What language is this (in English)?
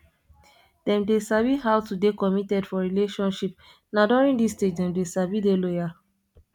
Nigerian Pidgin